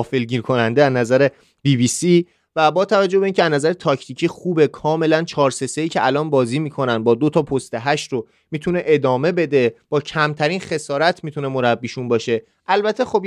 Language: Persian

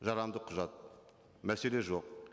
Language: Kazakh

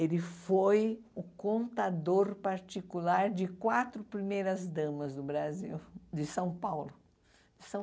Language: Portuguese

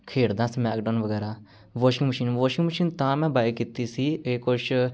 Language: Punjabi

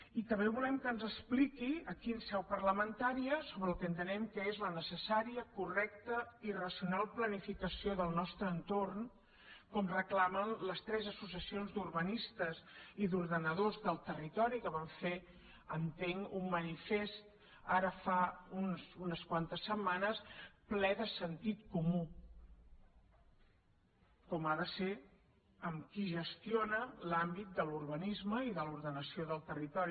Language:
Catalan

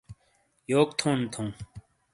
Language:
Shina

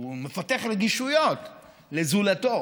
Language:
Hebrew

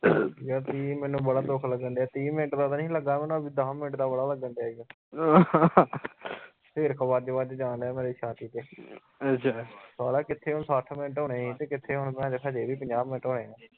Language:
Punjabi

